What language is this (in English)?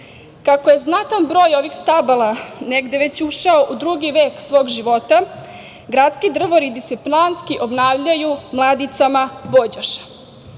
Serbian